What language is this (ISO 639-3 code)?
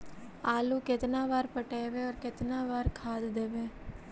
mag